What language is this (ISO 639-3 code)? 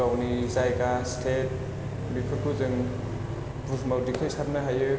brx